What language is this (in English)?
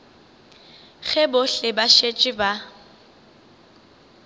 Northern Sotho